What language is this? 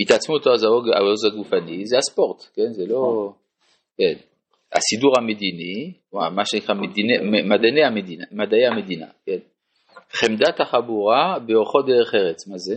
Hebrew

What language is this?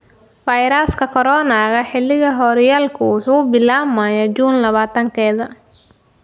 Somali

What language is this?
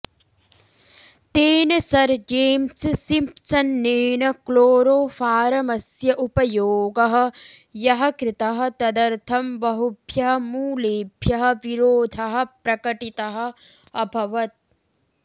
Sanskrit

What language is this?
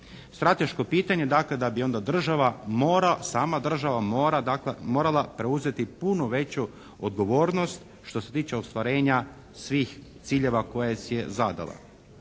Croatian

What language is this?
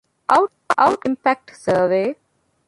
Divehi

